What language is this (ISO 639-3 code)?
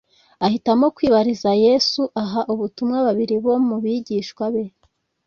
kin